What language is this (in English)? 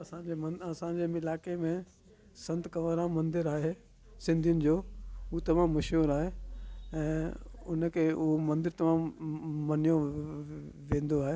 Sindhi